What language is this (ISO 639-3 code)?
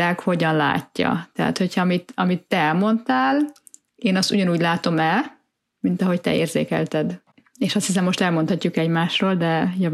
hun